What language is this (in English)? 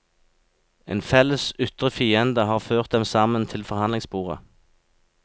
Norwegian